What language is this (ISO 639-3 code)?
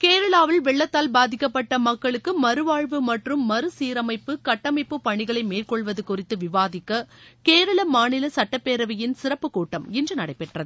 tam